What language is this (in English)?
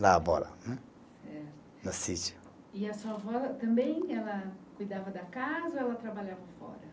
Portuguese